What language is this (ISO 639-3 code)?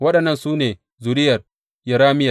hau